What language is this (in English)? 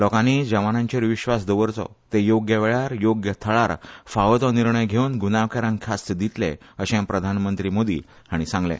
Konkani